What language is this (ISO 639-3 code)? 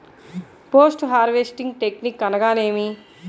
tel